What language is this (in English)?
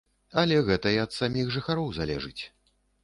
Belarusian